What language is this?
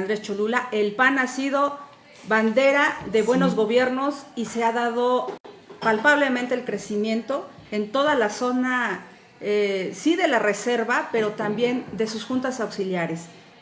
Spanish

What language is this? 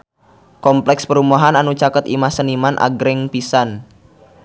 Sundanese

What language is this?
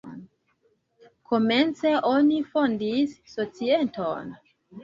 Esperanto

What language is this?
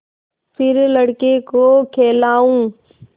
Hindi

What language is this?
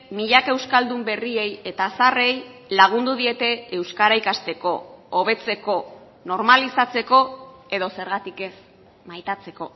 Basque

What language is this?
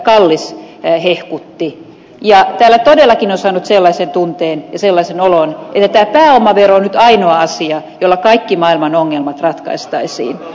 Finnish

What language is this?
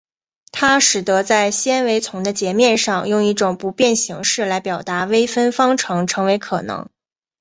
Chinese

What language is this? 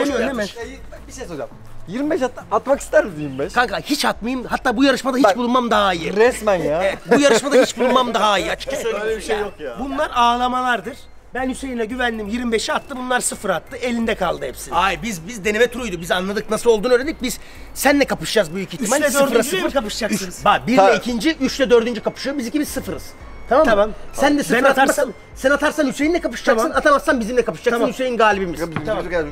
Turkish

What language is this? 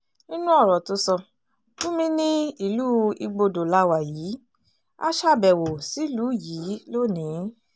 Yoruba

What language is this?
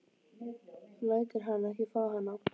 Icelandic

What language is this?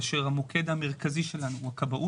Hebrew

